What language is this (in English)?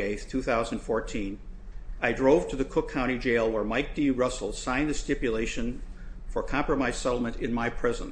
English